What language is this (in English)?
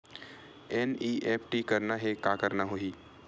Chhattisgarhi